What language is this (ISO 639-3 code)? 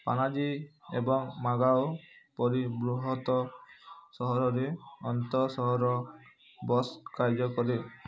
ori